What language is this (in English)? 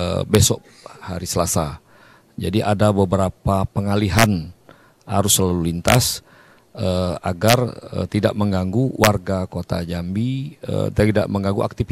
Indonesian